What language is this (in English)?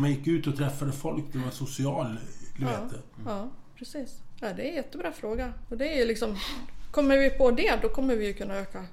Swedish